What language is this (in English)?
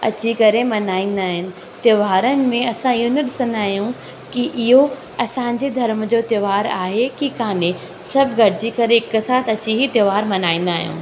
Sindhi